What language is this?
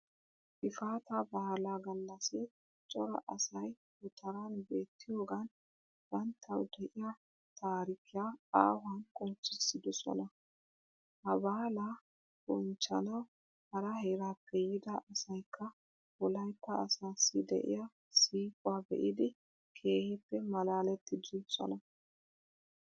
Wolaytta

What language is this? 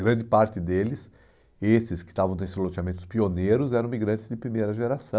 Portuguese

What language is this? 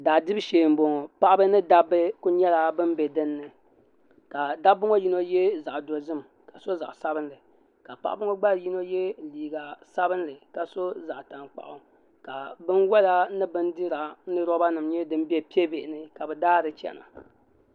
Dagbani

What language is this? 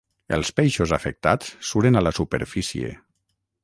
Catalan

